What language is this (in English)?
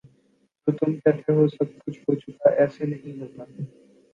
Urdu